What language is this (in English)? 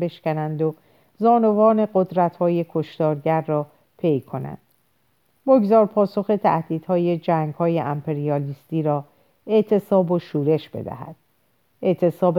Persian